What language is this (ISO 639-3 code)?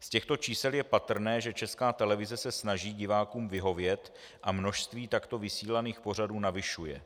ces